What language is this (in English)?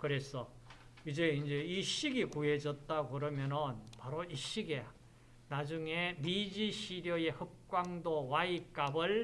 Korean